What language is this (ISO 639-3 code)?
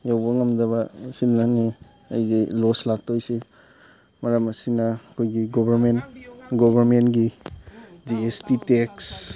mni